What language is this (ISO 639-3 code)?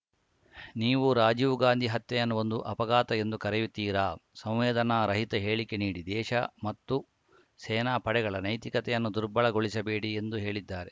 kan